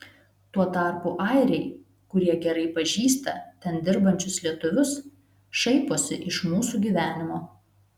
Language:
Lithuanian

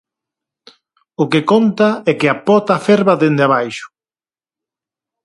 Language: Galician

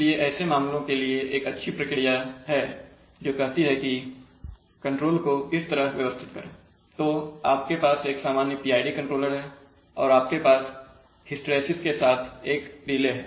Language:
Hindi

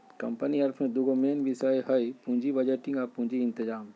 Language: Magahi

